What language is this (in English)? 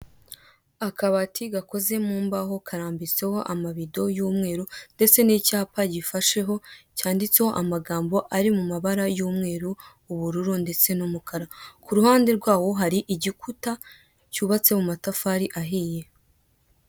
Kinyarwanda